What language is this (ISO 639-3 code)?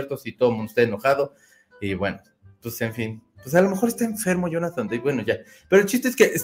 spa